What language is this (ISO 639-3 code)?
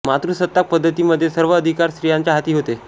mar